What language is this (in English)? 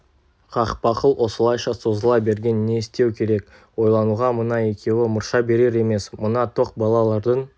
Kazakh